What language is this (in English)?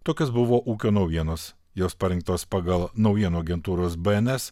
Lithuanian